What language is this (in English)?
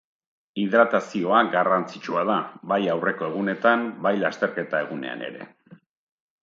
Basque